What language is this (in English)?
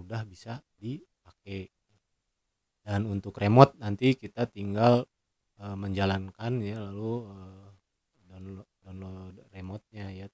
Indonesian